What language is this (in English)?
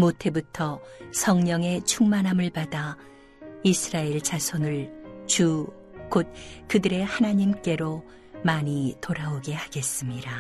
Korean